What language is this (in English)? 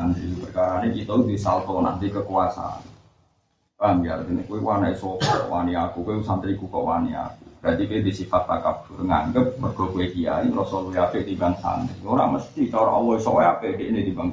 Malay